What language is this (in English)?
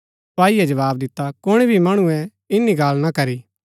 Gaddi